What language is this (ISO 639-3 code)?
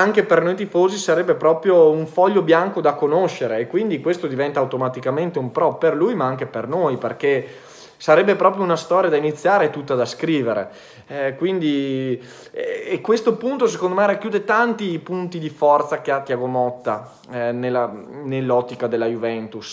ita